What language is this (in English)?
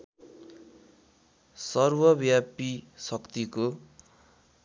Nepali